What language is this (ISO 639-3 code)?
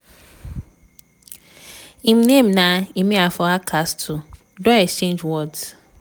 pcm